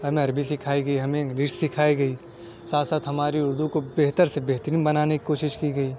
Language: Urdu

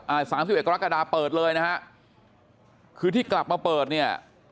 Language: Thai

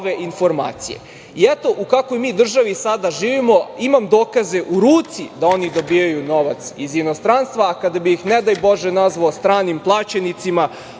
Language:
Serbian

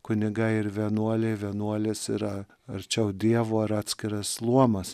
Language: Lithuanian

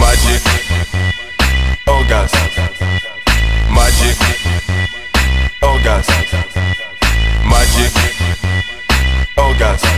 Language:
English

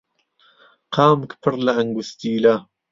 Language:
Central Kurdish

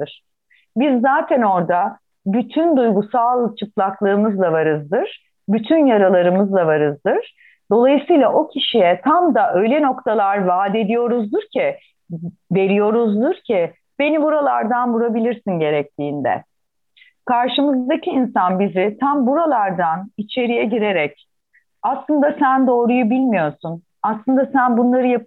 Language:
Turkish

